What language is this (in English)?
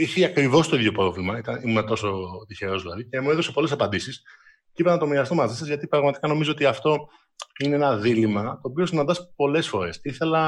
Greek